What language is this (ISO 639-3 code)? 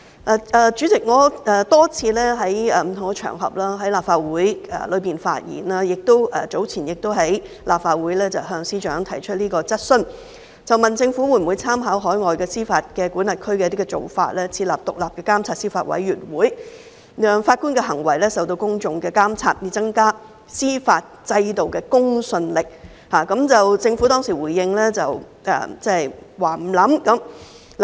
yue